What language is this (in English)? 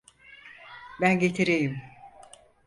Turkish